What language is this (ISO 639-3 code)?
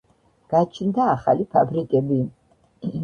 kat